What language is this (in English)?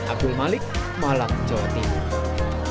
Indonesian